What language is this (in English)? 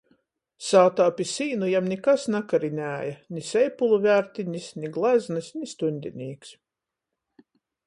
Latgalian